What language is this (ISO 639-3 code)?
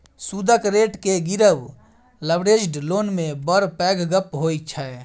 mai